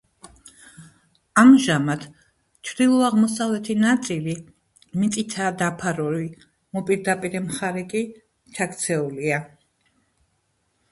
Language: Georgian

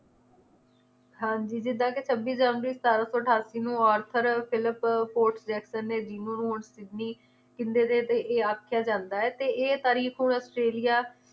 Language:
Punjabi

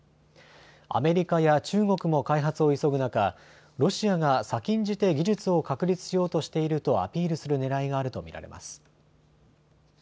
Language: Japanese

